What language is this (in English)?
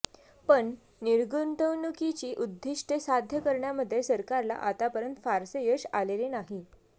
Marathi